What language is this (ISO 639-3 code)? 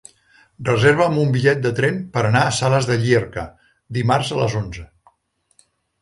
cat